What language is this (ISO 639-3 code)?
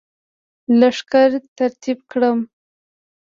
pus